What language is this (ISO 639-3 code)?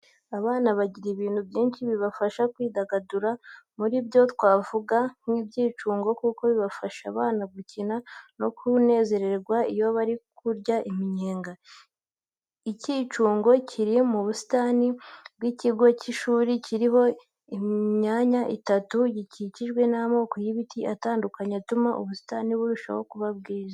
kin